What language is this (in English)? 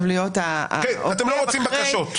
Hebrew